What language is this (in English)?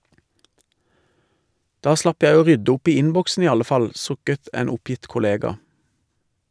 Norwegian